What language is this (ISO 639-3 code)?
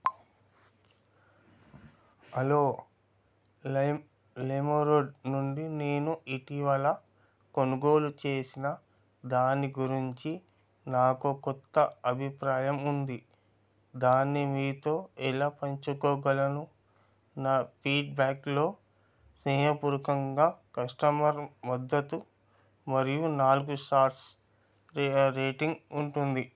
tel